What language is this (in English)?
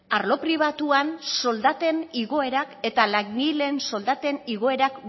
Basque